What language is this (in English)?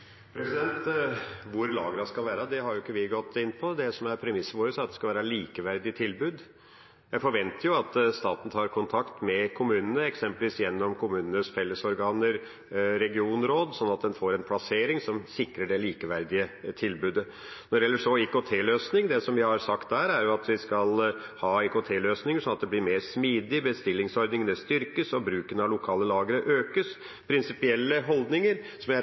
Norwegian Bokmål